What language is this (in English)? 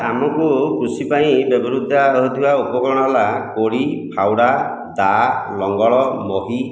Odia